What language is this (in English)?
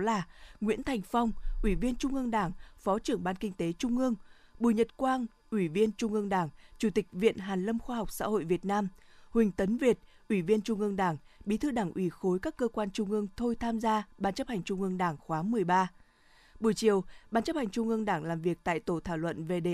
Vietnamese